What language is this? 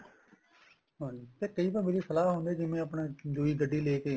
Punjabi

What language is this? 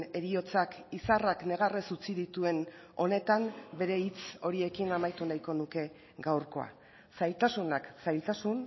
Basque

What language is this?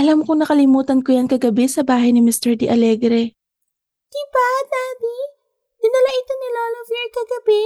Filipino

